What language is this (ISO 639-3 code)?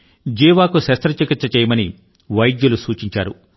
tel